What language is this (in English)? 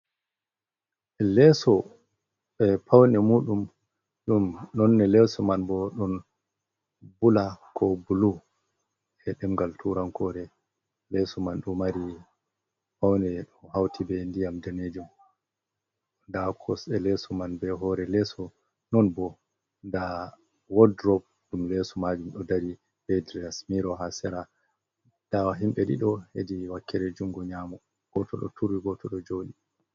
Fula